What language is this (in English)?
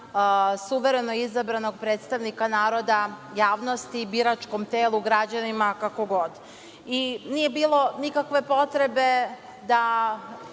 Serbian